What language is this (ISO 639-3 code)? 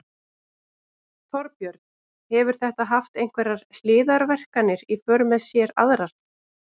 isl